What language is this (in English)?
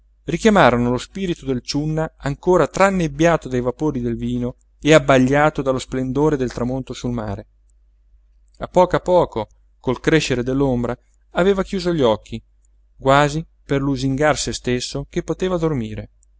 Italian